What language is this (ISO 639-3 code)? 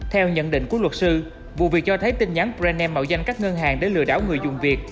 vie